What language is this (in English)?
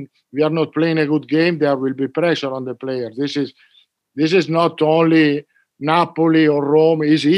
Danish